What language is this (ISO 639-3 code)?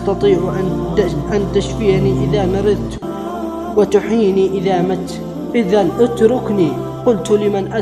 ara